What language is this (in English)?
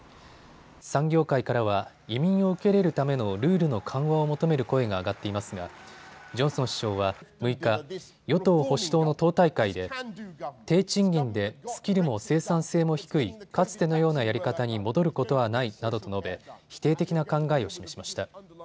Japanese